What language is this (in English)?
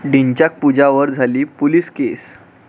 Marathi